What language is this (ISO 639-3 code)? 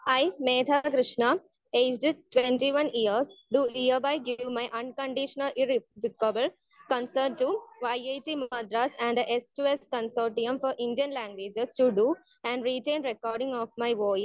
mal